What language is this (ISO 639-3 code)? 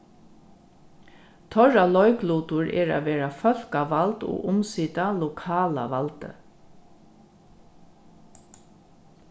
fao